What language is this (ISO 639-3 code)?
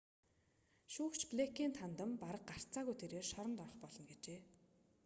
mon